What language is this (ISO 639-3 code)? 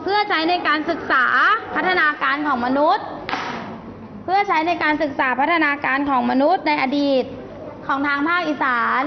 tha